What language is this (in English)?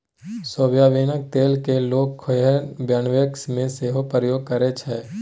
Maithili